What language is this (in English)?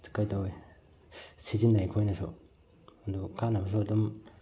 Manipuri